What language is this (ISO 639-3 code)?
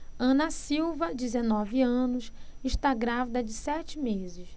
por